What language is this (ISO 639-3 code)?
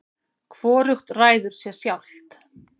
isl